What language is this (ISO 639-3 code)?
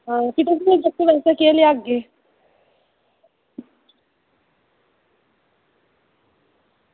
doi